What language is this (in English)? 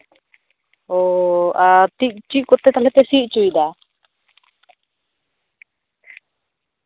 Santali